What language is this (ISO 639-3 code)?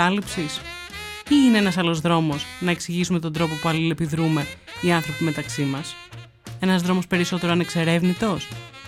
ell